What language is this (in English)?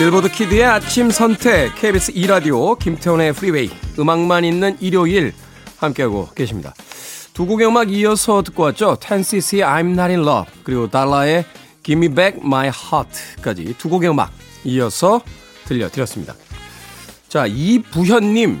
Korean